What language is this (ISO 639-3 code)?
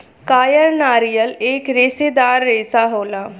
bho